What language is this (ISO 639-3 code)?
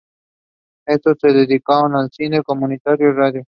spa